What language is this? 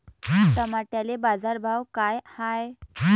Marathi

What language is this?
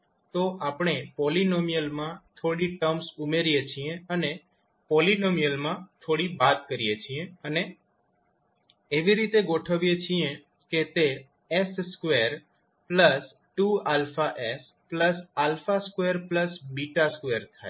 Gujarati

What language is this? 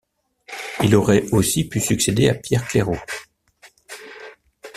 French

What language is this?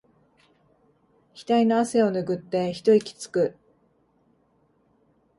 Japanese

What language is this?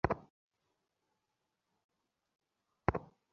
Bangla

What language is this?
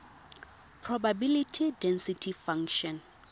Tswana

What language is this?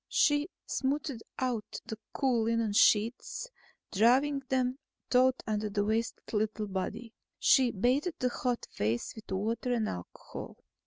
English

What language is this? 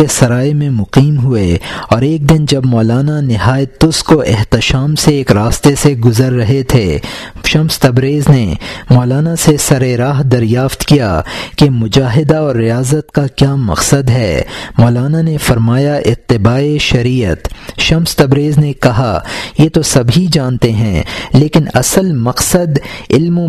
Urdu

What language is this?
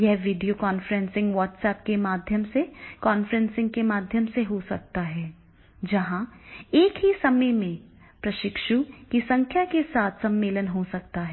Hindi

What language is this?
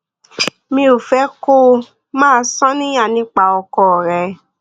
Yoruba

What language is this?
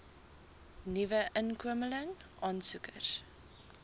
Afrikaans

